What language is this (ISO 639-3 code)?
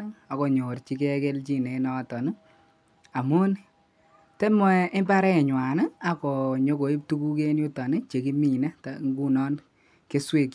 kln